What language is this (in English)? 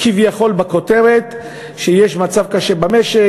Hebrew